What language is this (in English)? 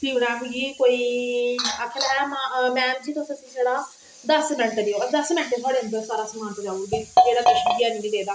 Dogri